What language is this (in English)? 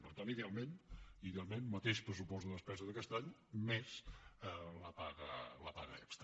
Catalan